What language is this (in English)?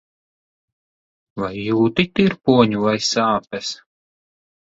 Latvian